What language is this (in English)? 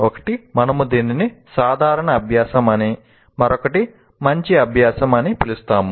Telugu